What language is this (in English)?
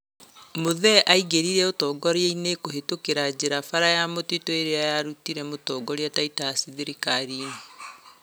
Kikuyu